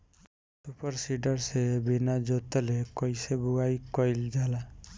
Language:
Bhojpuri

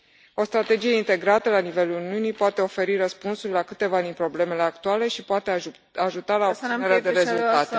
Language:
Romanian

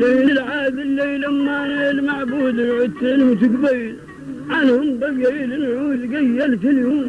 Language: Arabic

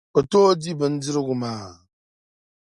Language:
Dagbani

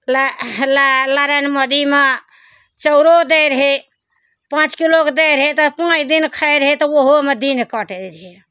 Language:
Maithili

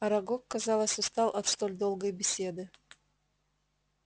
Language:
Russian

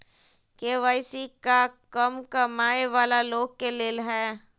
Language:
Magahi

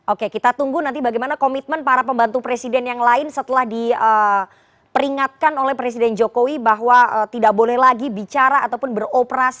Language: Indonesian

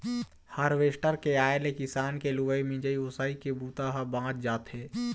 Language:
Chhattisgarhi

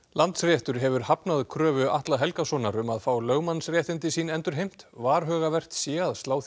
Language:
Icelandic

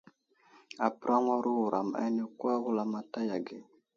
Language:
Wuzlam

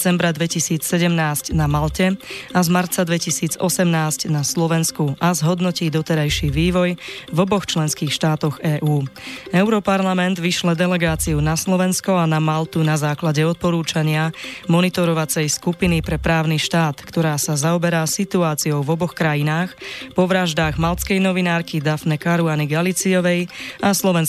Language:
Slovak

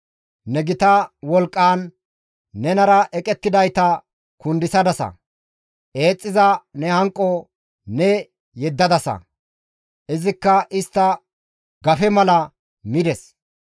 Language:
Gamo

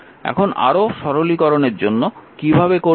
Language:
Bangla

